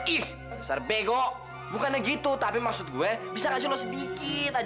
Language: Indonesian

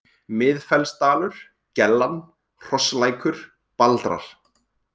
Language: Icelandic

